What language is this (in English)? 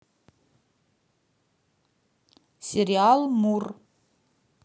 Russian